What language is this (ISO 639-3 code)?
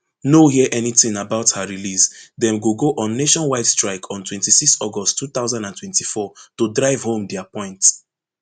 pcm